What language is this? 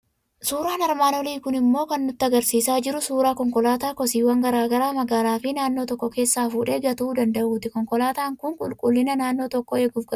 Oromo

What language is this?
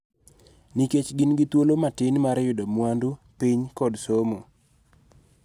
Luo (Kenya and Tanzania)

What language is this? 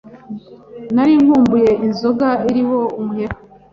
Kinyarwanda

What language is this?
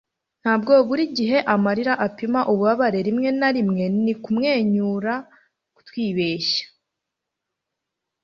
Kinyarwanda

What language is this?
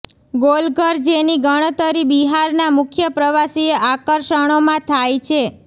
Gujarati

